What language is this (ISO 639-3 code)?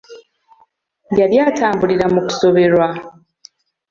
lug